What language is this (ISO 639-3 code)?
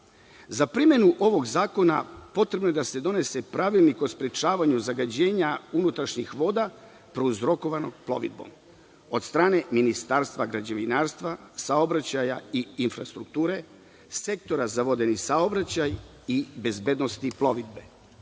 srp